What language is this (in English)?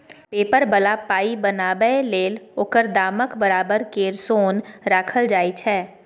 Maithili